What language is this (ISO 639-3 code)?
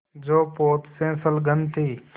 hin